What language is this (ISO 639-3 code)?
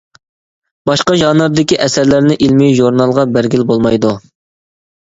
uig